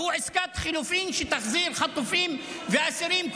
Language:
Hebrew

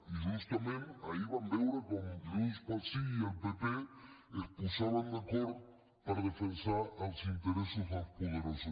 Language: Catalan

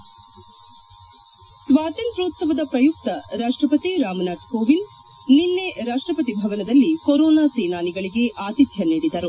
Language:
Kannada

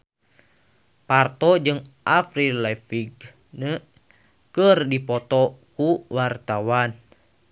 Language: Sundanese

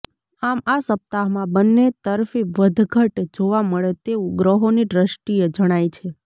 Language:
Gujarati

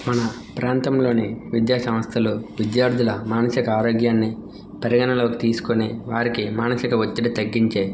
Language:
Telugu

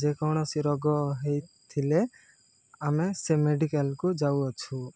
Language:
Odia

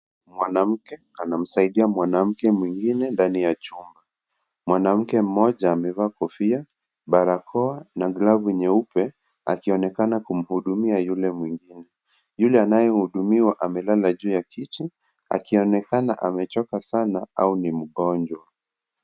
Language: Swahili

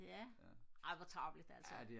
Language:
Danish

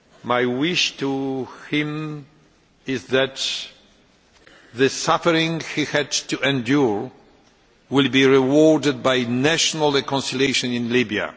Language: English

